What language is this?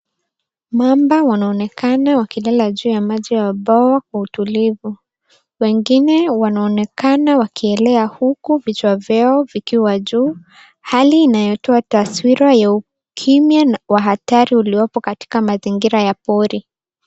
Swahili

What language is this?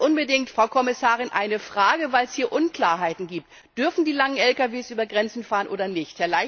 German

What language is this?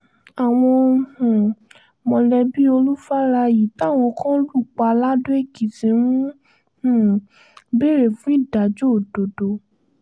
Yoruba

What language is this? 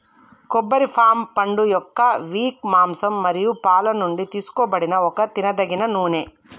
Telugu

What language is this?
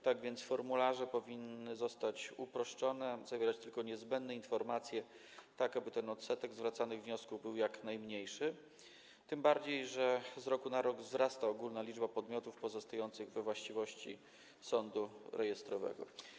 Polish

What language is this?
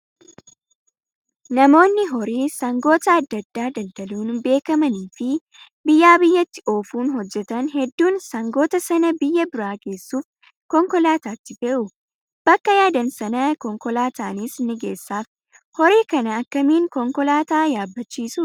Oromo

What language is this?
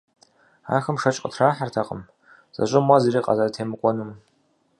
Kabardian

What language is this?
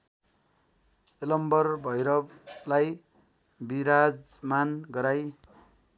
Nepali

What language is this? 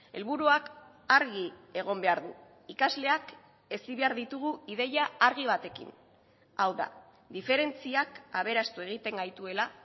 Basque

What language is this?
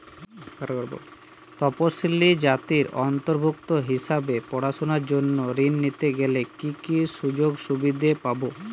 Bangla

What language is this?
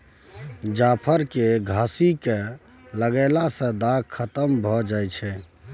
Maithili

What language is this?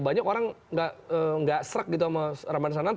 Indonesian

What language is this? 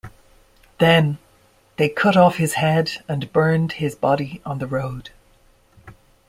English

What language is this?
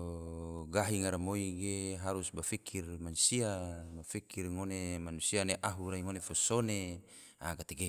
Tidore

